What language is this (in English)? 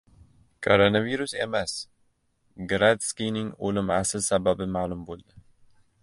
Uzbek